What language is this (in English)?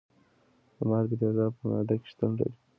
Pashto